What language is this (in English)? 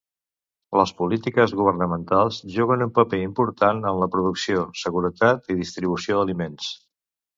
Catalan